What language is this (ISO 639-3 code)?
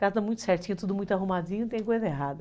por